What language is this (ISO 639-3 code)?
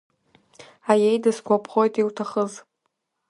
abk